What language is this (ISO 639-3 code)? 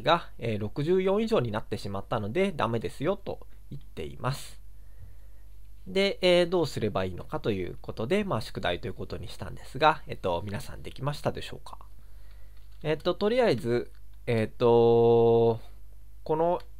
jpn